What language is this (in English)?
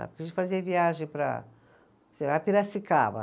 Portuguese